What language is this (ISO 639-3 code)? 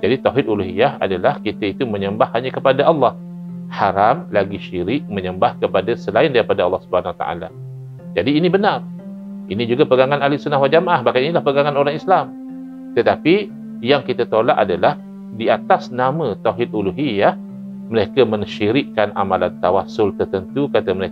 msa